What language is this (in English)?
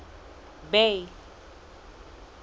Southern Sotho